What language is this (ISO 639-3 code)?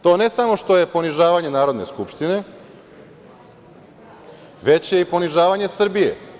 srp